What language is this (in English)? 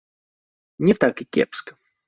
Belarusian